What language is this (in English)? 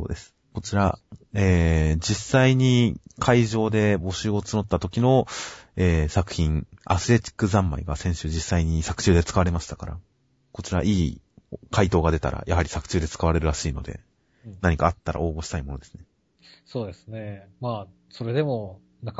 Japanese